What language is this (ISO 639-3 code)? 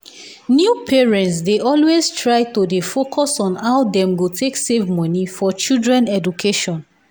pcm